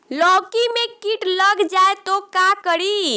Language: Bhojpuri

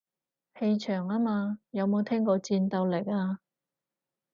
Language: Cantonese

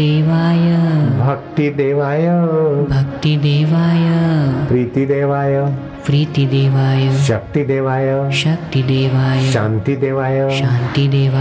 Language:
Hindi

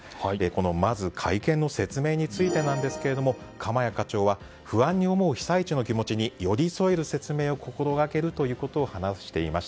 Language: Japanese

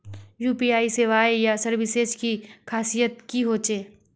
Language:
Magahi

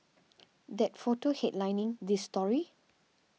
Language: English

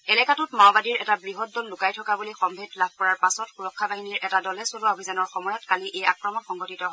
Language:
Assamese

